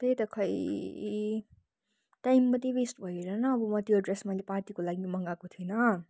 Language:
Nepali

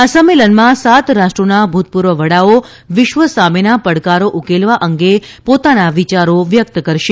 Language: Gujarati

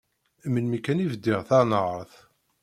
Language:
Kabyle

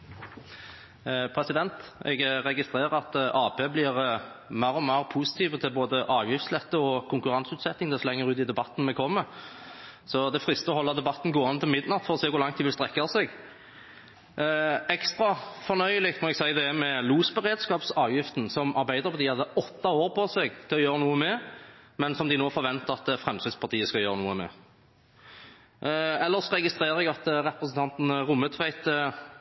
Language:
Norwegian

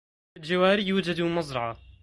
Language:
Arabic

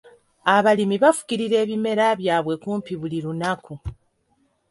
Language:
Ganda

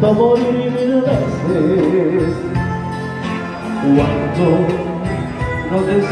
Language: Arabic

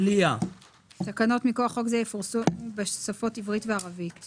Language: Hebrew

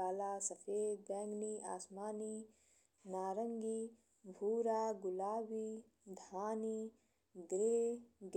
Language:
Bhojpuri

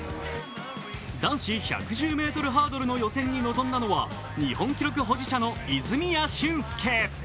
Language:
Japanese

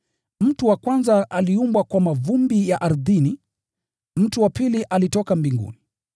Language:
Swahili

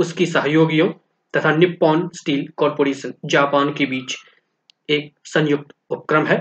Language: Hindi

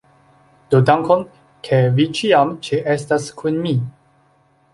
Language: Esperanto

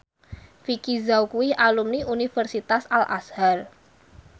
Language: Javanese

